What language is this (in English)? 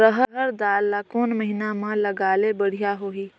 Chhattisgarhi